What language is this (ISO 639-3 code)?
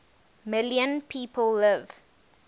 eng